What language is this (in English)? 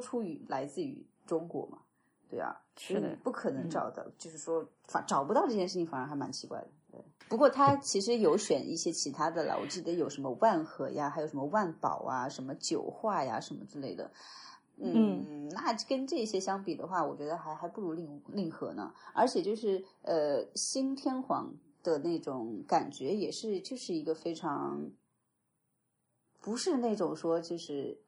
Chinese